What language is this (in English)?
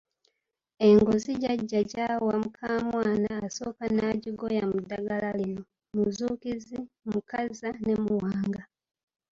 Ganda